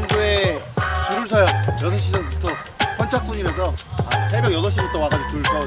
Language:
Korean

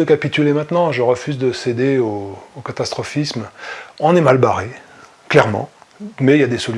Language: French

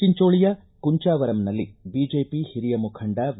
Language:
Kannada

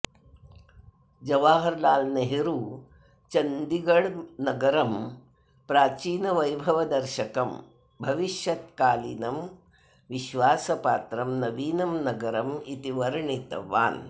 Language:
Sanskrit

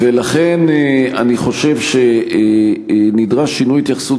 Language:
Hebrew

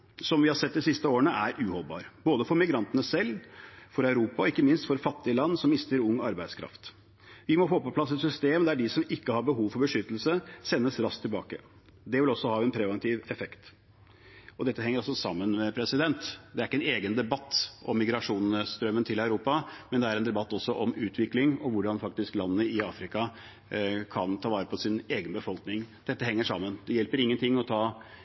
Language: Norwegian Bokmål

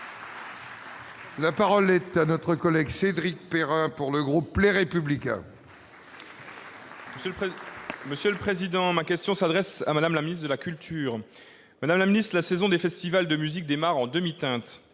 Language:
French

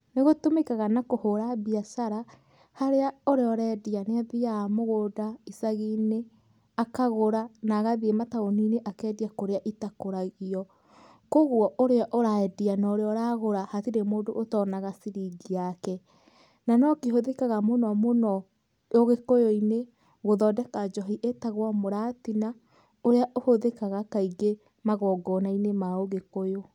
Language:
Kikuyu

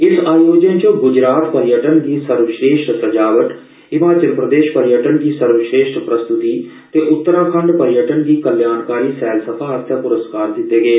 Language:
Dogri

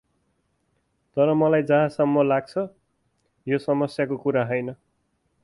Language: Nepali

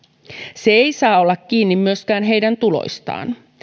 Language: Finnish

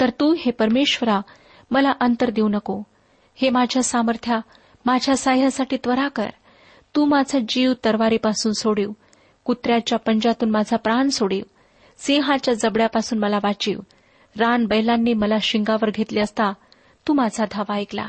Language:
Marathi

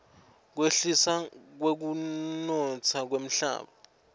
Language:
Swati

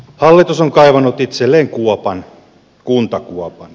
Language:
Finnish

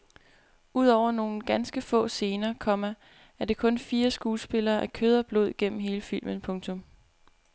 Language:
Danish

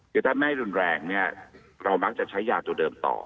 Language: Thai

